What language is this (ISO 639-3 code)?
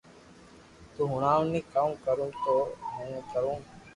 lrk